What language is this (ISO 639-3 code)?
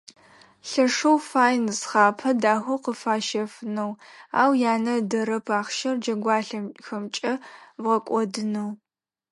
ady